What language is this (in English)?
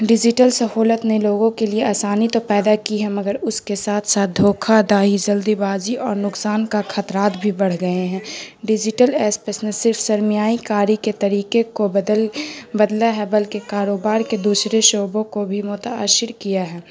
Urdu